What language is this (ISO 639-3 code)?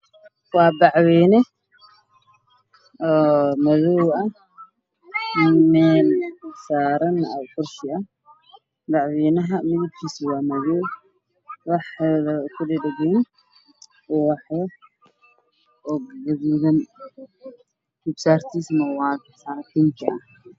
som